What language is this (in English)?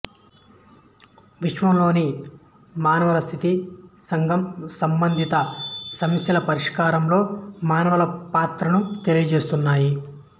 Telugu